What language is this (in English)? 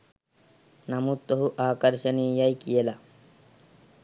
Sinhala